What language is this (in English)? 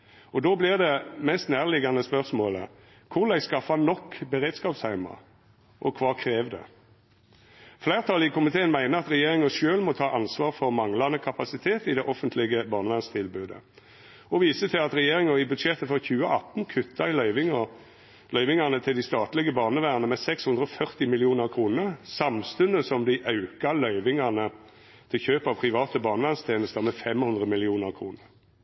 Norwegian Nynorsk